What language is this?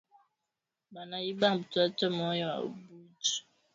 Swahili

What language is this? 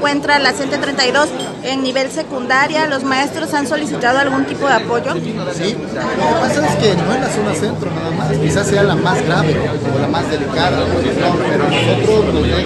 Spanish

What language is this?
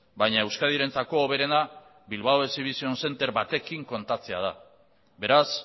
Basque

